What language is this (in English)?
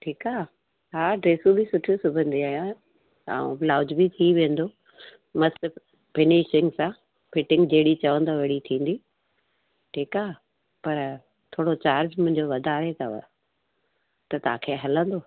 Sindhi